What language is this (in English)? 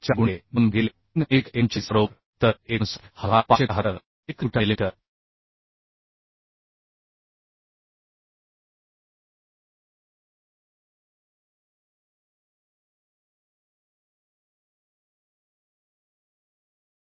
Marathi